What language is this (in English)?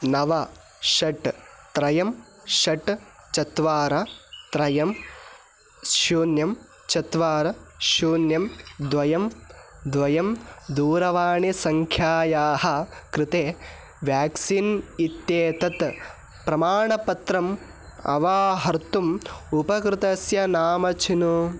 Sanskrit